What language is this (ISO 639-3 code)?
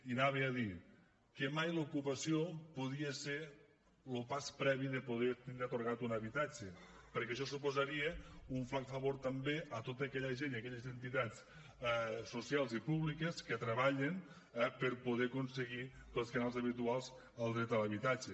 cat